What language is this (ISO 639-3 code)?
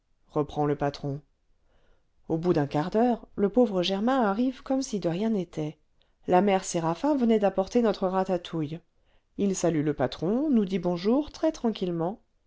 fra